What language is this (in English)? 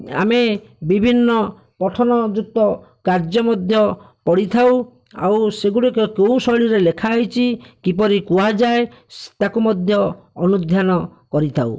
Odia